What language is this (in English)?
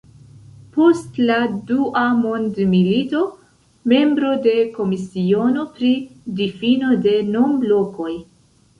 Esperanto